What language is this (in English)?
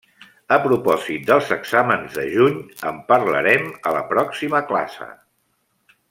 Catalan